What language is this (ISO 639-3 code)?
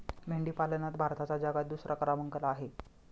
mar